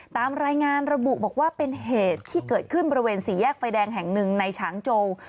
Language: Thai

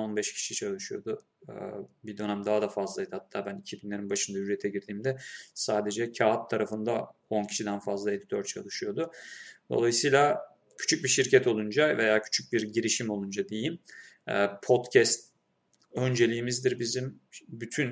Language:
Turkish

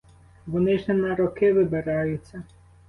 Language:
Ukrainian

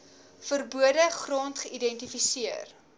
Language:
Afrikaans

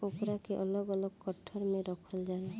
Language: Bhojpuri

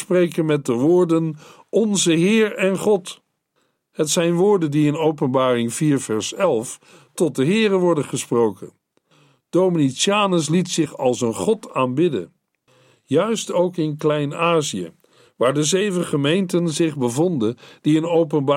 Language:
Dutch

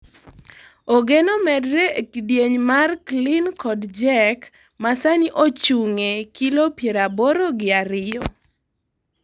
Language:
Luo (Kenya and Tanzania)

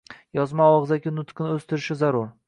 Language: Uzbek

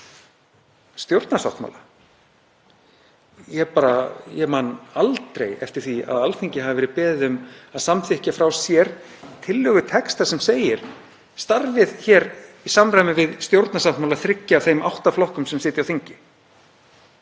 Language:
Icelandic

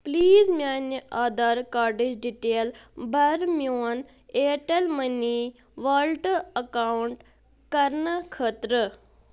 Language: Kashmiri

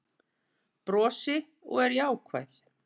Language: Icelandic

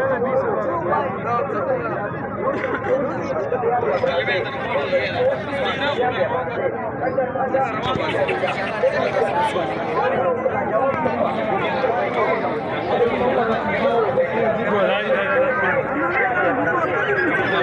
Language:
Arabic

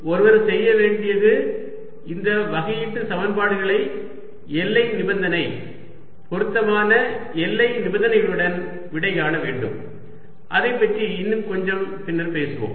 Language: Tamil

